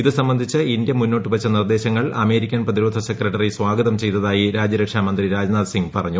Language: Malayalam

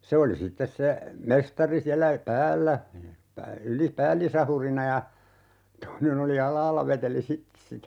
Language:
Finnish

